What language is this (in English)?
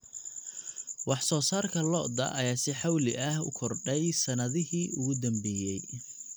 Somali